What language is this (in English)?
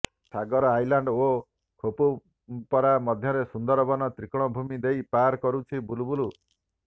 Odia